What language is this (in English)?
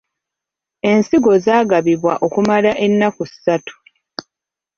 Ganda